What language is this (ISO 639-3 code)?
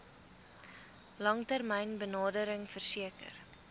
afr